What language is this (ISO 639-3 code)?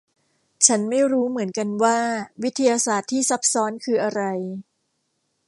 tha